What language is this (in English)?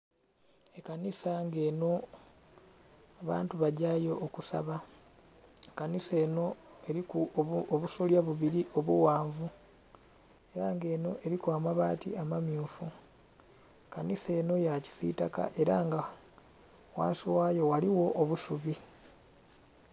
Soga